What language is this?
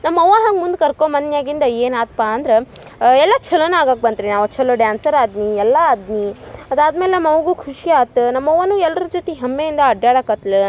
Kannada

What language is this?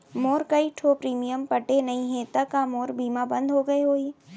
Chhattisgarhi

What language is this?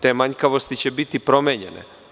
Serbian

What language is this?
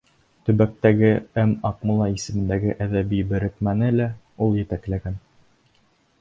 Bashkir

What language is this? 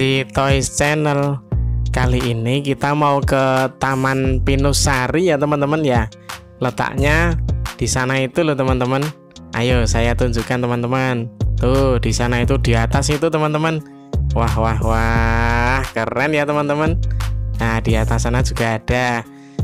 Indonesian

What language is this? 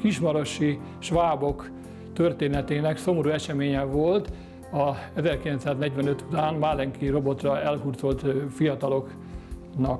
Hungarian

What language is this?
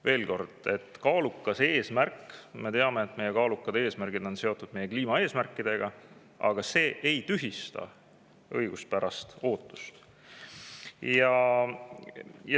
Estonian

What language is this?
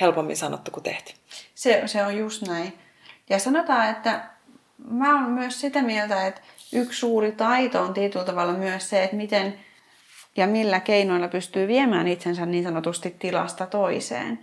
Finnish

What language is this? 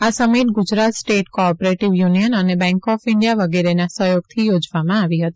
Gujarati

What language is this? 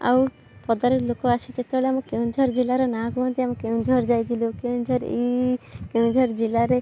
Odia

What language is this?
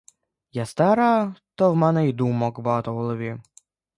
Ukrainian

